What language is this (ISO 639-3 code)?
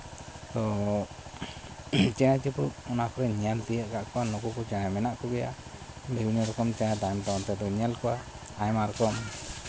sat